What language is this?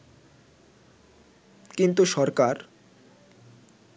Bangla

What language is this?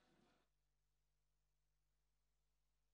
Hebrew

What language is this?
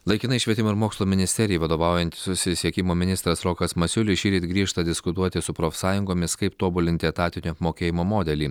Lithuanian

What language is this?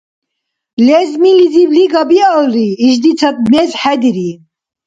Dargwa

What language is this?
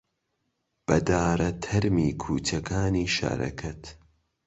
Central Kurdish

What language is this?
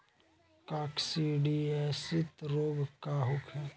Bhojpuri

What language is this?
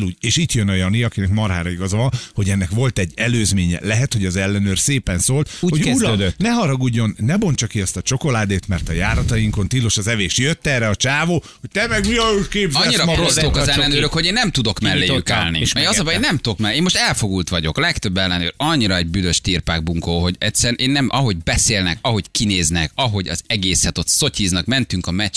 Hungarian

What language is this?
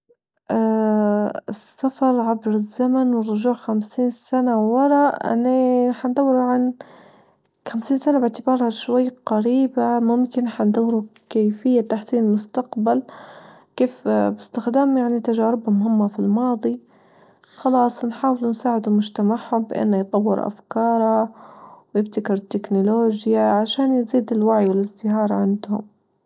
Libyan Arabic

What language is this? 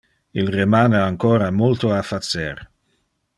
Interlingua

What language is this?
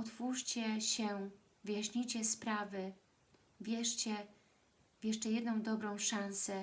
Polish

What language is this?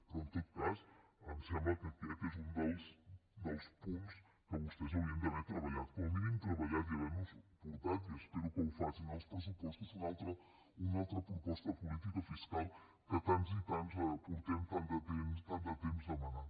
Catalan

